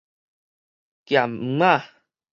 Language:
Min Nan Chinese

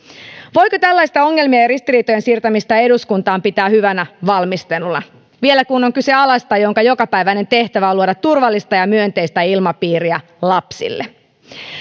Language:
Finnish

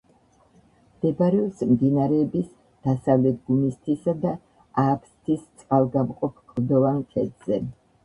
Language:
Georgian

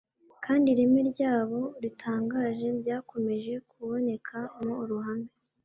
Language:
Kinyarwanda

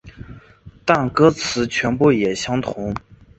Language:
Chinese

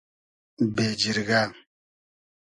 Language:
Hazaragi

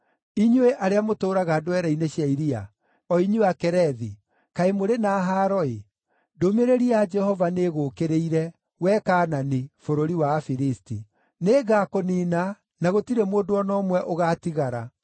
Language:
Kikuyu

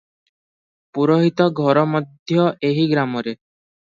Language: Odia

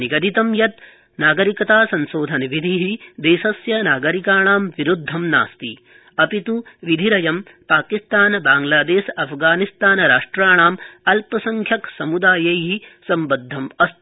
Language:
Sanskrit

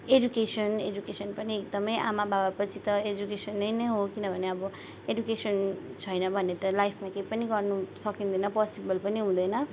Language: Nepali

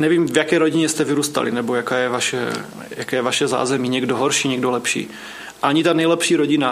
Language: Czech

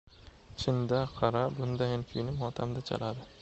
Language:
Uzbek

